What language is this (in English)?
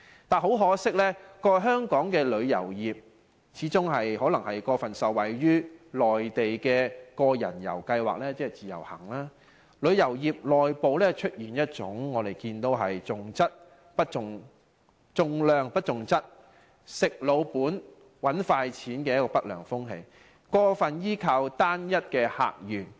Cantonese